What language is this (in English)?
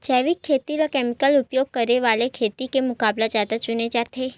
Chhattisgarhi